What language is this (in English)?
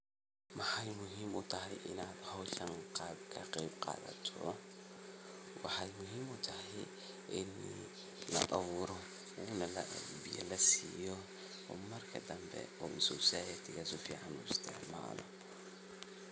Somali